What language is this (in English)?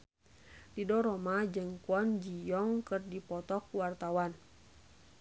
Sundanese